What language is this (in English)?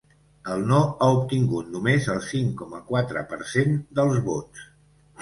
Catalan